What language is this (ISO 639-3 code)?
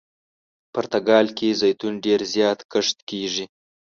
pus